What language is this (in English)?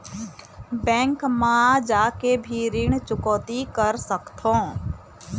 Chhattisgarhi